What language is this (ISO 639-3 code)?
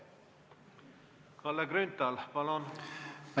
est